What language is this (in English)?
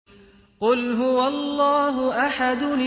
Arabic